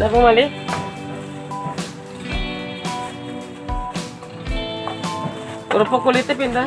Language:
Indonesian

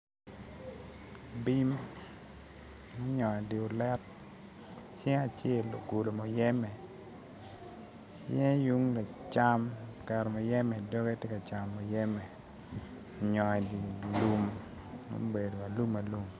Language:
Acoli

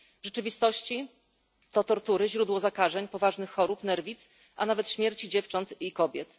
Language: Polish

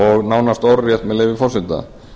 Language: Icelandic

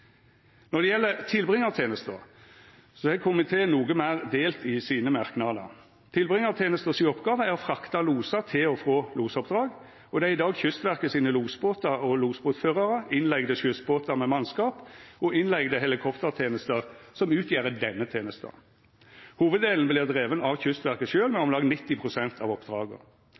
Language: Norwegian Nynorsk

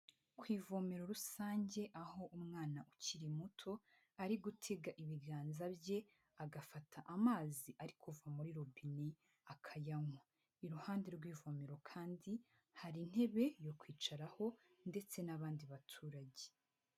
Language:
Kinyarwanda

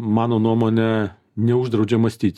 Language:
Lithuanian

